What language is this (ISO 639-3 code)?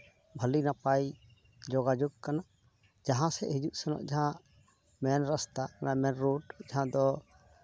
sat